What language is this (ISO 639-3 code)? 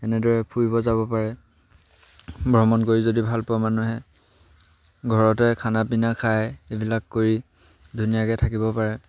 asm